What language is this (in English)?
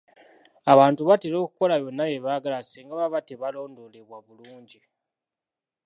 Ganda